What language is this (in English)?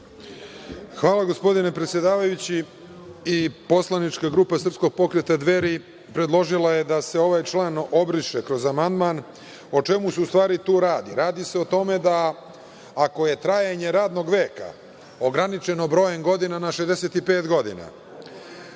Serbian